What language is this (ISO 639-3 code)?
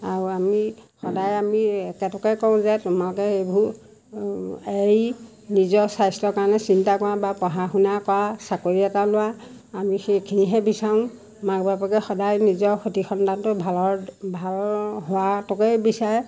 asm